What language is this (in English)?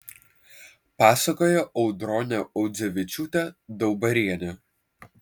Lithuanian